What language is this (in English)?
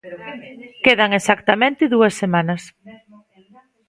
Galician